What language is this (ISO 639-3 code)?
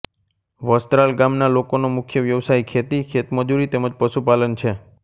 guj